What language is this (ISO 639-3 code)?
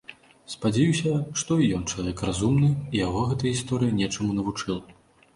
bel